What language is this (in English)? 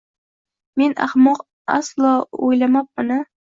Uzbek